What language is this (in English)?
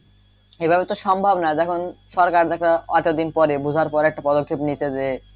Bangla